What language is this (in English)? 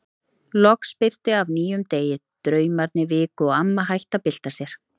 Icelandic